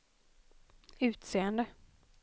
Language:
Swedish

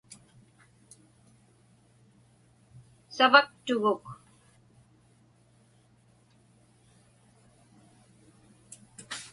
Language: Inupiaq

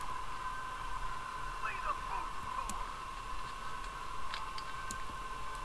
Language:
Russian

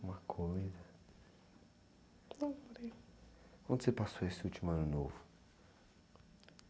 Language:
Portuguese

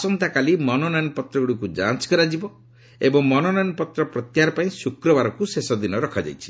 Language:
Odia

